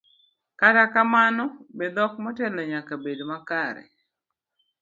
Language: Luo (Kenya and Tanzania)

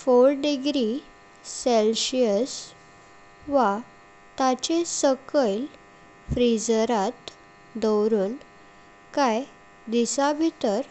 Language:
Konkani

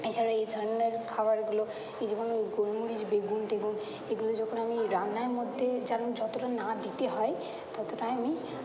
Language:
Bangla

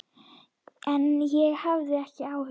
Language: Icelandic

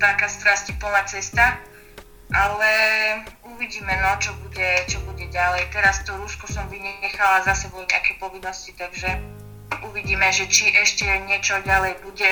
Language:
Slovak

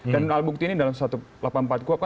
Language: Indonesian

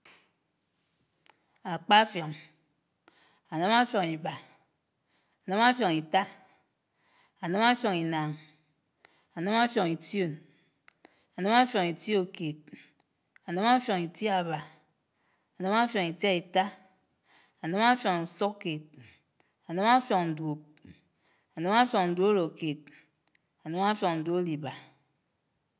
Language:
Anaang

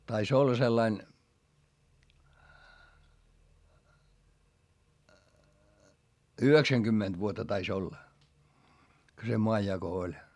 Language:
Finnish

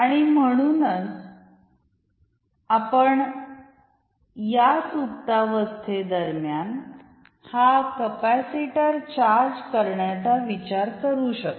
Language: Marathi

